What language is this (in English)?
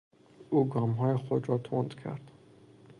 Persian